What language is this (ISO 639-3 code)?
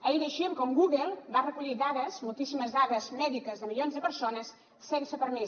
cat